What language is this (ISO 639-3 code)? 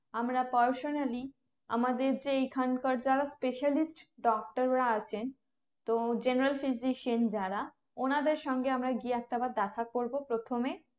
ben